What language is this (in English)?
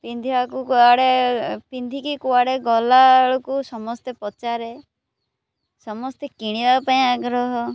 Odia